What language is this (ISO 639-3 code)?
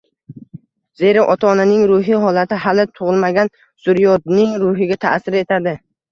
uzb